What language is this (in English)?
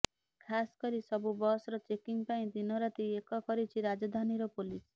Odia